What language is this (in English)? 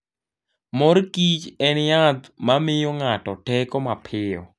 Luo (Kenya and Tanzania)